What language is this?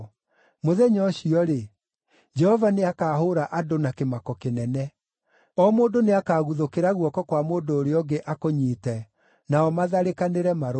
Kikuyu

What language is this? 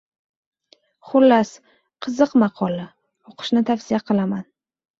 Uzbek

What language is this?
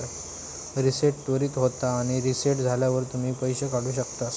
Marathi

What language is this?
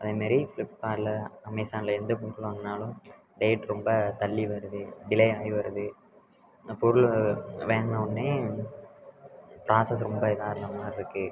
Tamil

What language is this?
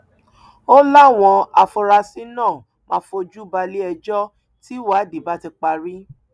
Yoruba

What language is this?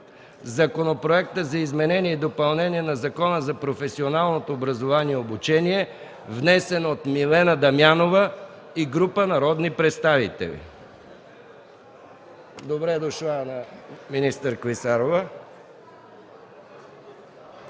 Bulgarian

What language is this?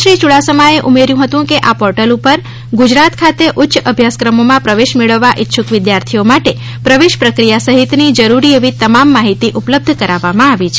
Gujarati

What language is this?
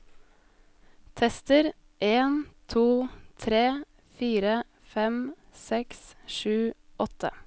Norwegian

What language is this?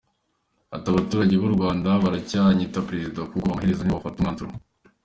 Kinyarwanda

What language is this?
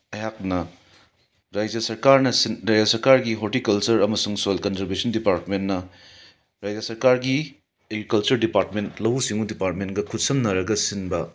Manipuri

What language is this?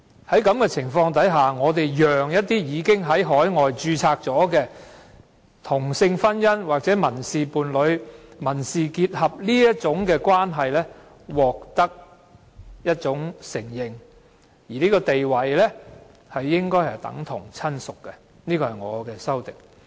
Cantonese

